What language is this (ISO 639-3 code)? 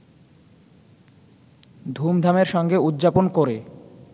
ben